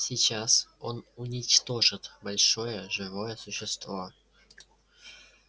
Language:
Russian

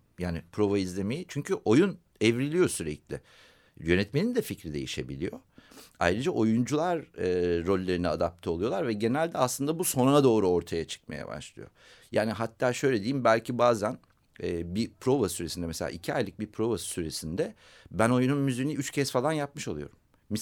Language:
Turkish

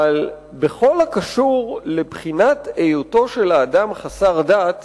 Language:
Hebrew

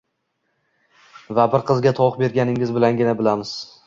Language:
Uzbek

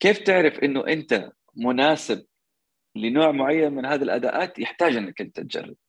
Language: Arabic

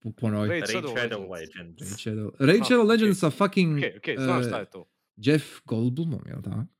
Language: Croatian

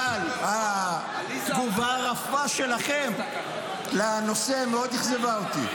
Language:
Hebrew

